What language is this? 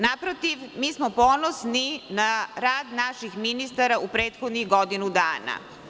Serbian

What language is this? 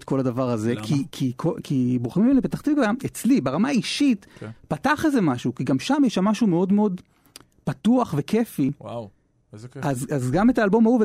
Hebrew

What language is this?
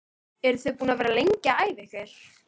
Icelandic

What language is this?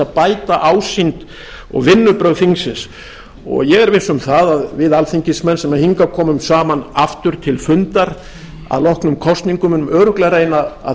Icelandic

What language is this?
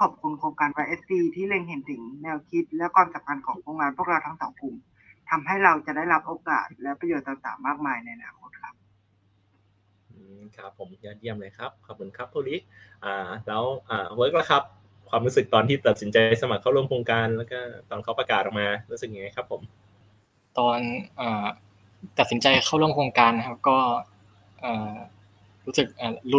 Thai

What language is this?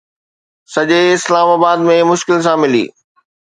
Sindhi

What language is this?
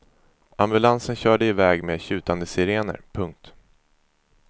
Swedish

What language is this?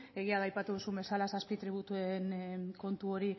Basque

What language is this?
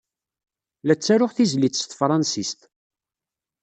Kabyle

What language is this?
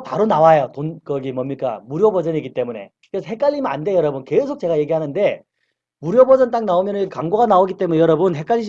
Korean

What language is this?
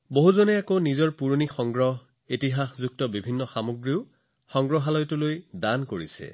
Assamese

